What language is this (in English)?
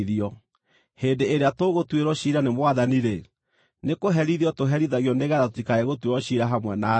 Kikuyu